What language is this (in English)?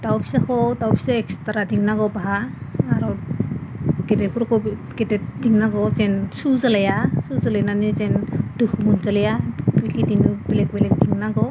Bodo